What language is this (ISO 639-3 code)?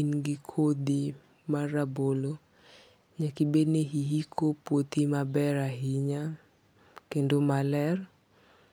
luo